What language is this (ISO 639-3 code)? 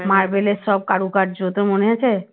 ben